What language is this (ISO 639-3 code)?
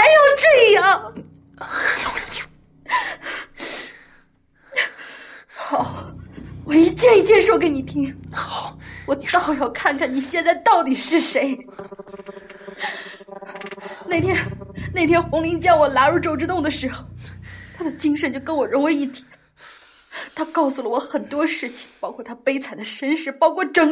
zho